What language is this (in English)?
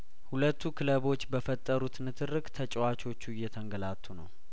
Amharic